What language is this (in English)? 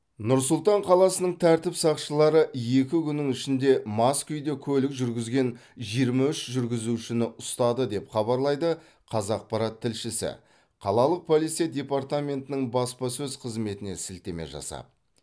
Kazakh